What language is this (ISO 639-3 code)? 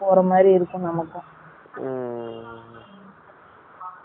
tam